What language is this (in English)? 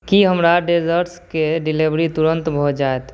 Maithili